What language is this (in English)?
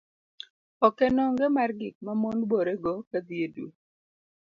Luo (Kenya and Tanzania)